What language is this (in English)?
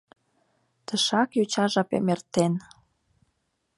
Mari